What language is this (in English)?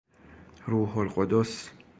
Persian